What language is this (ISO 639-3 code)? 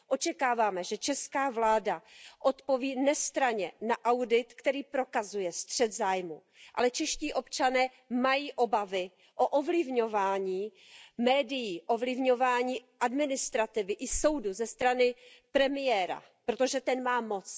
ces